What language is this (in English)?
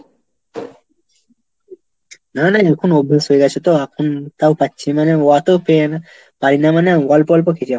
Bangla